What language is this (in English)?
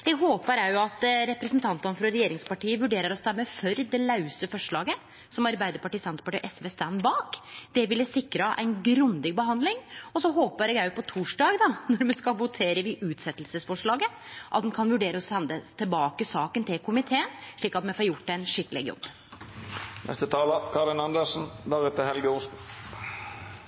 Norwegian Nynorsk